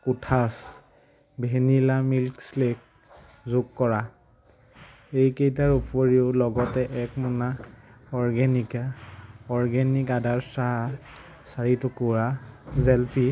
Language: Assamese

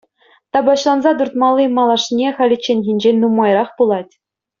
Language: Chuvash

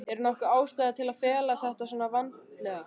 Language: Icelandic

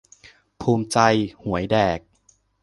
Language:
Thai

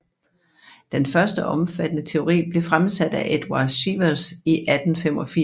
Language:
Danish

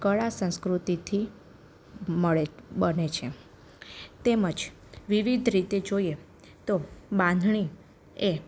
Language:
Gujarati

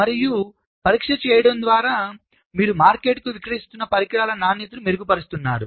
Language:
Telugu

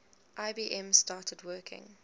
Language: English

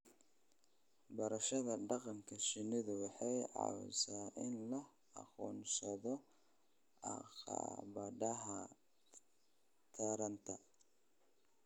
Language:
Somali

